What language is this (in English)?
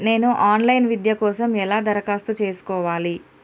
Telugu